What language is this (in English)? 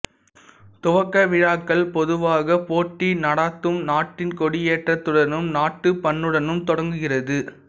Tamil